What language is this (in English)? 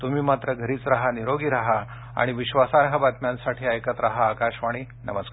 Marathi